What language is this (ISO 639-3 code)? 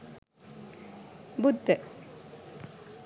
sin